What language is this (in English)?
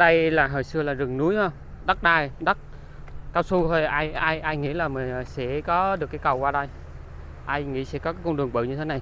Vietnamese